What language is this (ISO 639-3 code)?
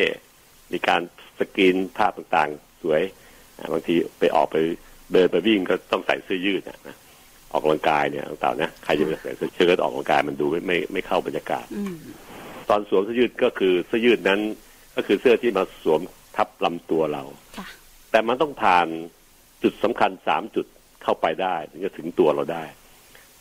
tha